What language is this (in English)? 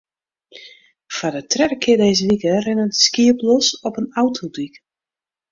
Western Frisian